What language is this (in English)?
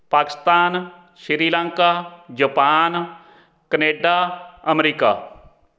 Punjabi